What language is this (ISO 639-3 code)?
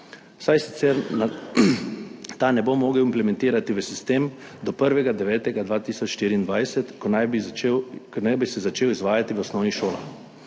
slv